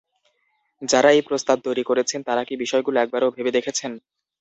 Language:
Bangla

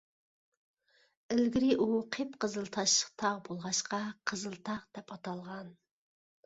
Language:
Uyghur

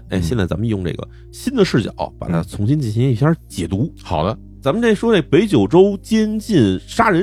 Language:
Chinese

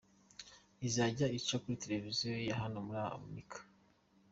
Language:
Kinyarwanda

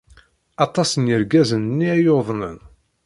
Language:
Kabyle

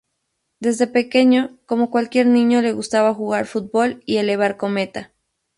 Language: Spanish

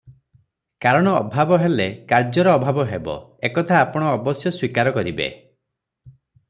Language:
Odia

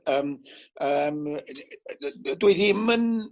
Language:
Welsh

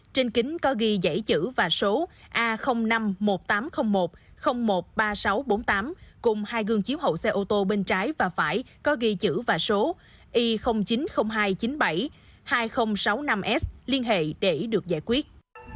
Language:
Vietnamese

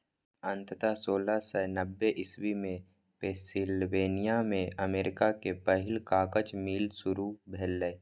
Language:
Maithili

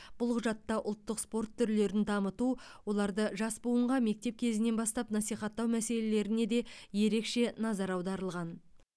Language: Kazakh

